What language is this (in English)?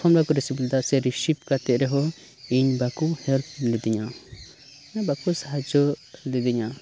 Santali